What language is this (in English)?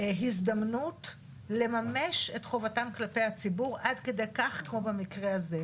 Hebrew